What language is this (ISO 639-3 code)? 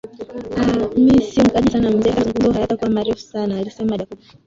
swa